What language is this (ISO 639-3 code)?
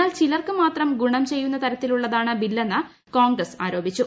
mal